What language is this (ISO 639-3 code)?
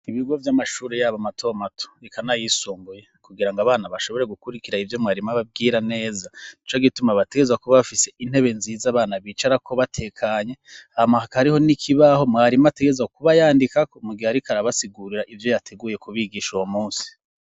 run